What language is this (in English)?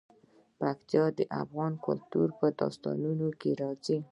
Pashto